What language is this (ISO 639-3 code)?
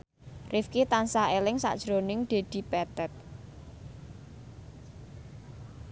jav